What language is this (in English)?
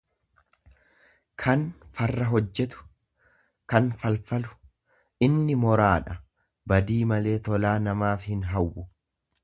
Oromo